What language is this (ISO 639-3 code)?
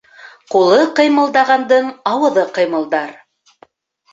bak